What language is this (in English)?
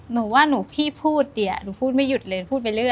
Thai